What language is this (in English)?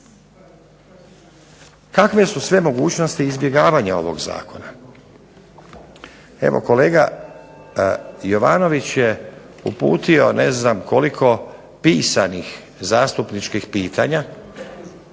Croatian